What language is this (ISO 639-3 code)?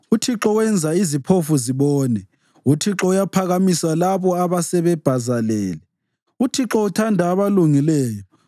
nde